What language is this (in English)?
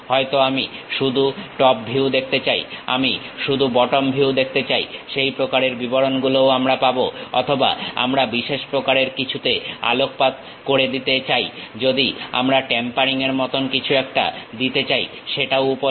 Bangla